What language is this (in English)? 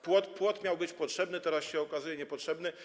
Polish